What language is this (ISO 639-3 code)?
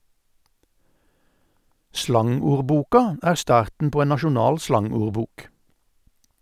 nor